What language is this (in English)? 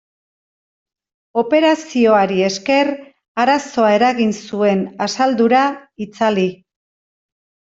Basque